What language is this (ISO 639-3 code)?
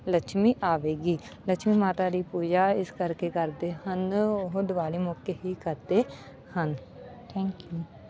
pan